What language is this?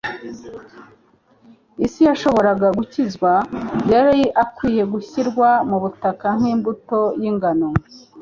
Kinyarwanda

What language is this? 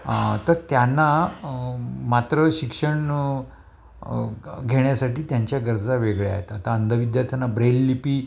Marathi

